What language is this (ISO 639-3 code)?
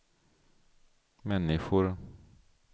swe